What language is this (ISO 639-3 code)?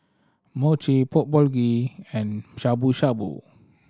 eng